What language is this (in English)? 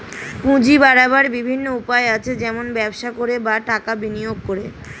Bangla